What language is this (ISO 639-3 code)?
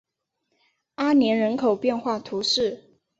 zho